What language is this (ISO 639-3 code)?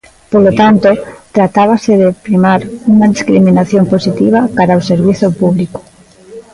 glg